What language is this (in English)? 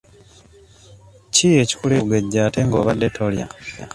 Ganda